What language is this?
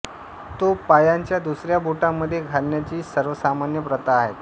Marathi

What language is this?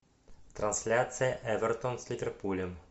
Russian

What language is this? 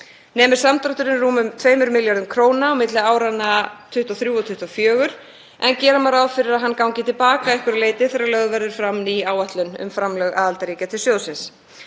Icelandic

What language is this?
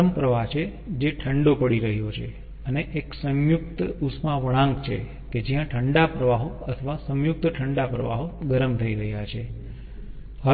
Gujarati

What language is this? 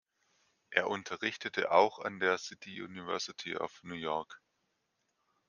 German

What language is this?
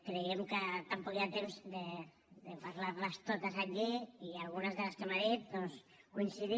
Catalan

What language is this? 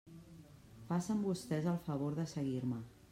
Catalan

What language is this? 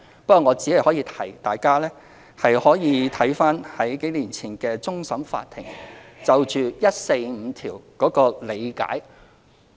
Cantonese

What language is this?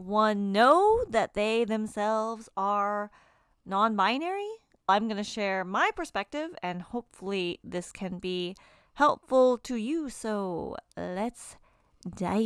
English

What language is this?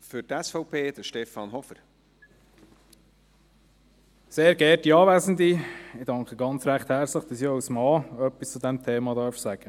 Swiss German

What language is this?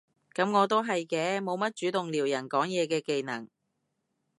Cantonese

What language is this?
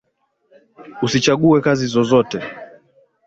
Swahili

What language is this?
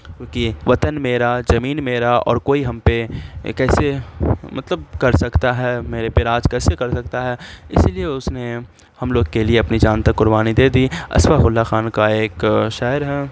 Urdu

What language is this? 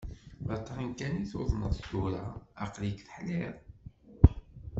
Kabyle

